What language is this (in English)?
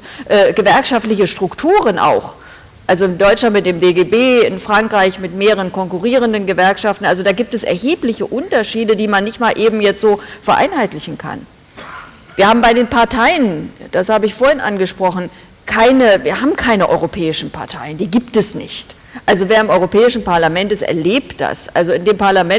German